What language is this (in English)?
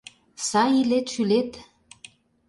Mari